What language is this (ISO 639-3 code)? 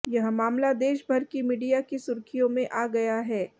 hin